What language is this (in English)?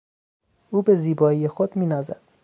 Persian